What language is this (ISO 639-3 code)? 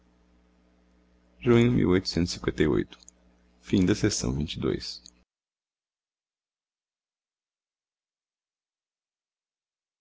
por